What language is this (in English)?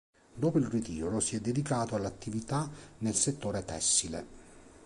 Italian